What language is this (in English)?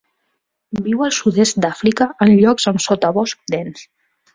Catalan